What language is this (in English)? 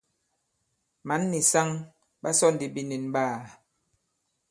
Bankon